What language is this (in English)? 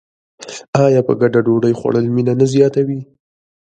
Pashto